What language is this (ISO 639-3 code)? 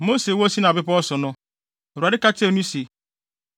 aka